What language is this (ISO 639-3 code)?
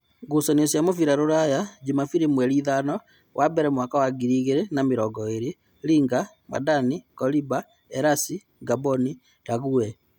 kik